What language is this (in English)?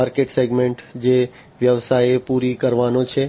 Gujarati